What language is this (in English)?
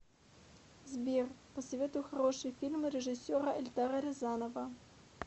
Russian